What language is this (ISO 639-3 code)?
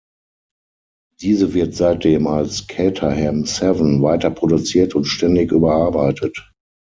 deu